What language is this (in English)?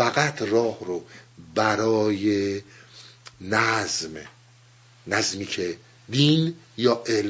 Persian